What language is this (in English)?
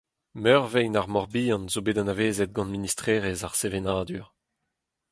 Breton